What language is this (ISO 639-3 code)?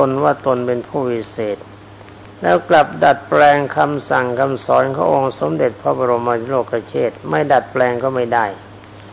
tha